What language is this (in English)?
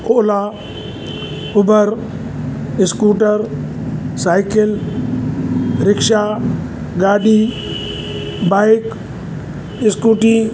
Sindhi